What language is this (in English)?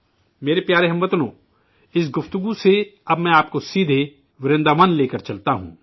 Urdu